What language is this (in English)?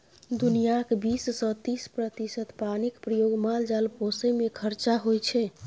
Maithili